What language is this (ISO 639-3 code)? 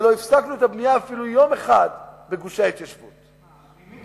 heb